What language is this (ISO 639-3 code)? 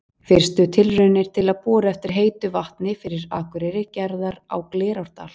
isl